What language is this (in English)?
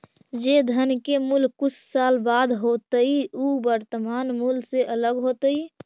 Magahi